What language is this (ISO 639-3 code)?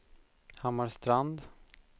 swe